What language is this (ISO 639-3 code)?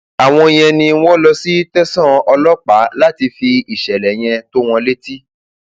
yor